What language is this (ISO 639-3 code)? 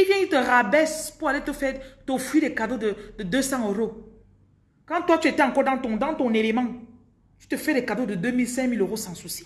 fra